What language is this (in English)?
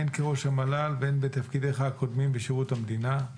Hebrew